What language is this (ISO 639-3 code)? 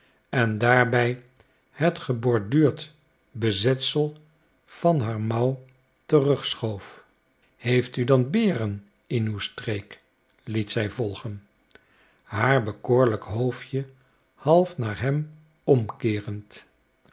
nld